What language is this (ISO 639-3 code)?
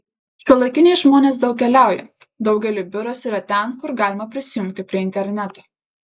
lit